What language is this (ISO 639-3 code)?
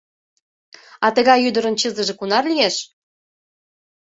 chm